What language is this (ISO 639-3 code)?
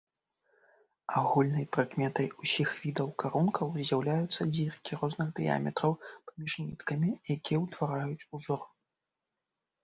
bel